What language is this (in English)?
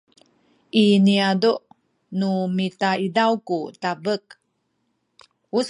Sakizaya